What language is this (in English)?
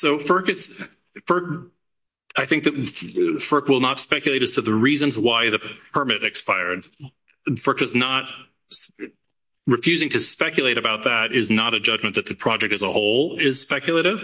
English